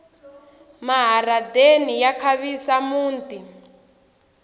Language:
Tsonga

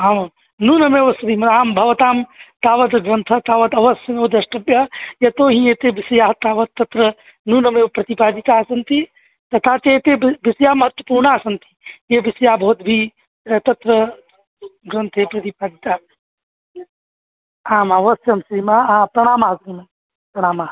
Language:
Sanskrit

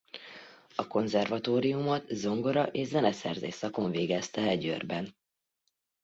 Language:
Hungarian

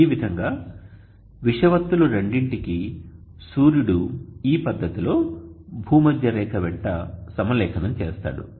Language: Telugu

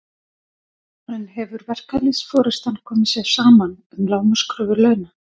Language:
Icelandic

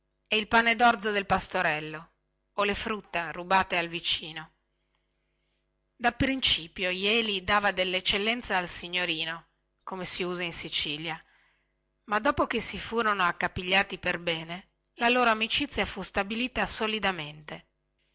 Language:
Italian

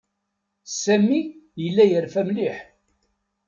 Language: Kabyle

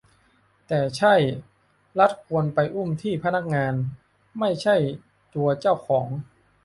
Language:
Thai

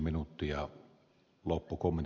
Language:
Finnish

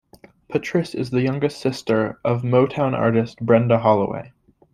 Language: English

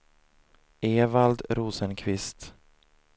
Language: Swedish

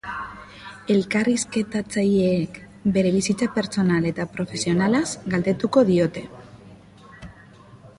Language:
Basque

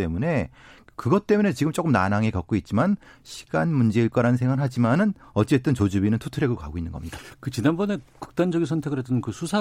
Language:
Korean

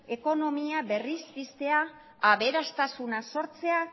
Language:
Basque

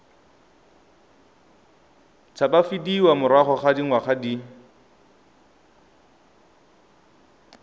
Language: Tswana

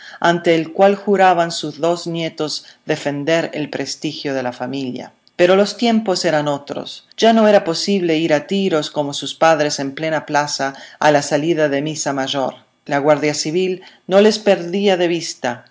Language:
Spanish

